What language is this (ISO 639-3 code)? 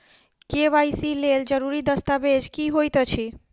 mai